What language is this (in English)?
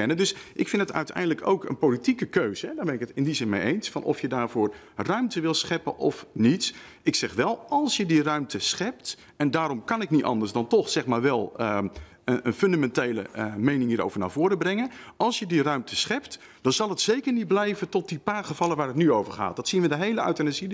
Dutch